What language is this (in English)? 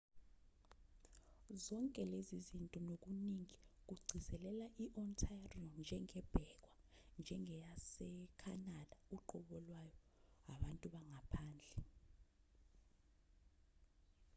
Zulu